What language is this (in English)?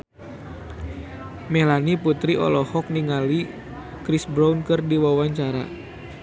Sundanese